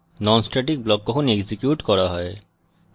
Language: Bangla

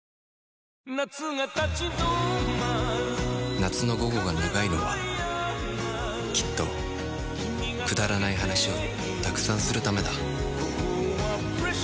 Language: Japanese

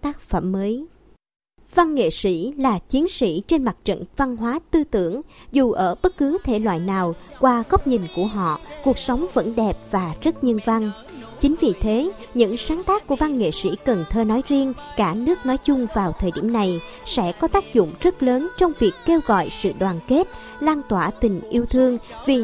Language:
Vietnamese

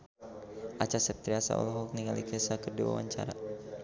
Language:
Sundanese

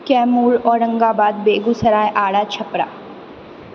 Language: Maithili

